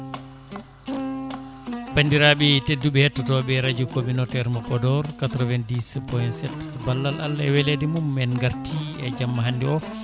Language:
Fula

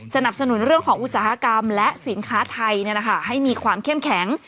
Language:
Thai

